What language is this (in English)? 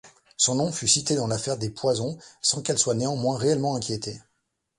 French